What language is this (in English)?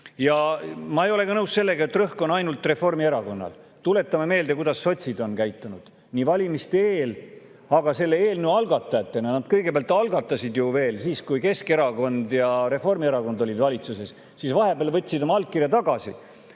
Estonian